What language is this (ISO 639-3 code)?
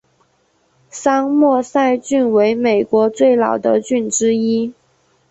zho